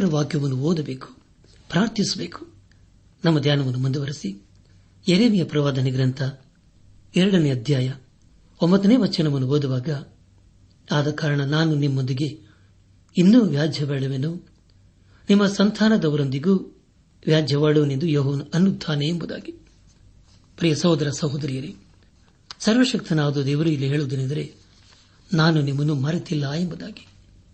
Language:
Kannada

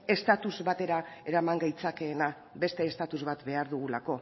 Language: Basque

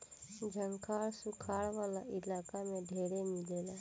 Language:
Bhojpuri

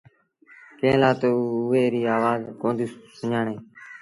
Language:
Sindhi Bhil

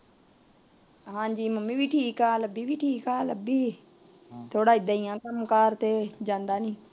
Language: Punjabi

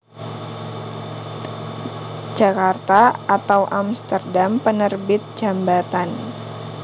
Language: Javanese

